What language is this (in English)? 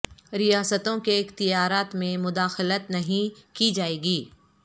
Urdu